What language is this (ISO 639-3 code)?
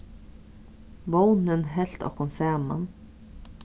fao